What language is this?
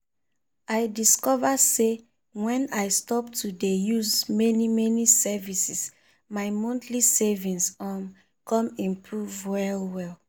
Nigerian Pidgin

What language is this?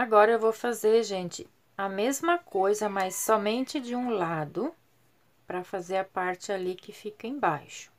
Portuguese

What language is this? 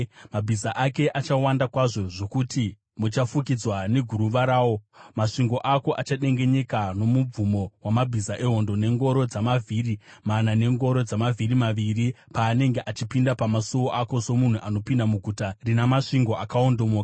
Shona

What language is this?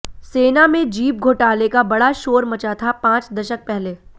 Hindi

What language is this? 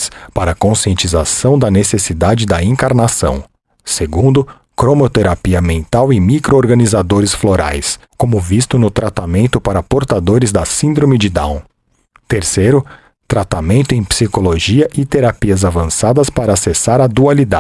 Portuguese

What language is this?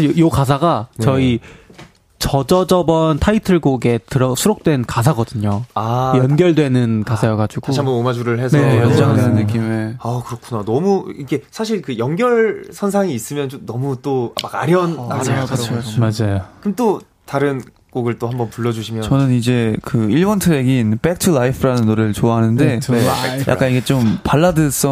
Korean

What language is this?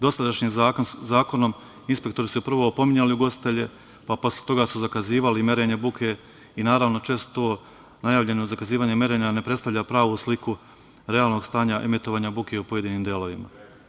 Serbian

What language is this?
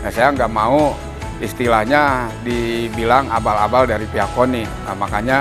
Indonesian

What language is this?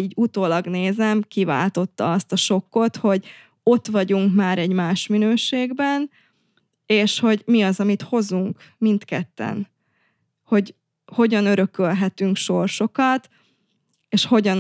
Hungarian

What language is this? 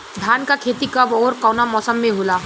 Bhojpuri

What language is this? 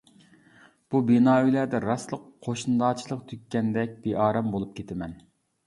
Uyghur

